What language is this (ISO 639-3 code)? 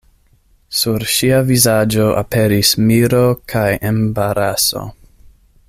epo